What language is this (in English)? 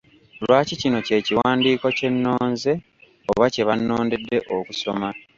Ganda